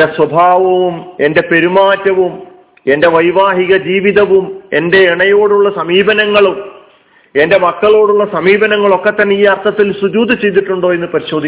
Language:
Malayalam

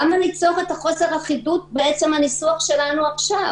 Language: Hebrew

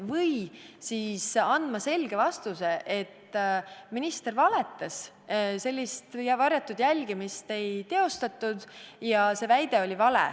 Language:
Estonian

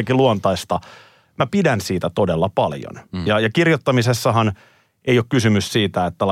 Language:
Finnish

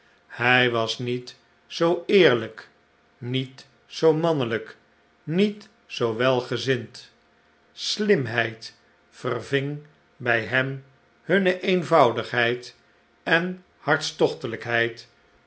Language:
Dutch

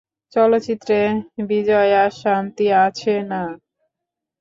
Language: Bangla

